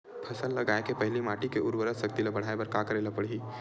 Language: Chhattisgarhi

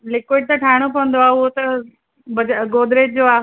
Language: Sindhi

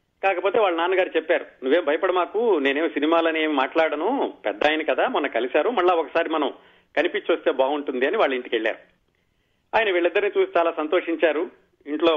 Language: Telugu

